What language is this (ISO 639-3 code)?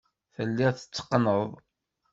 kab